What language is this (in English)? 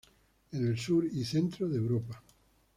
Spanish